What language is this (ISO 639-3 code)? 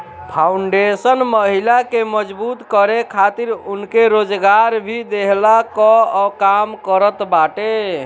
bho